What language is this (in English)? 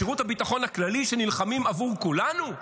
Hebrew